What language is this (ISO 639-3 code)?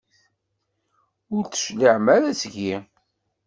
kab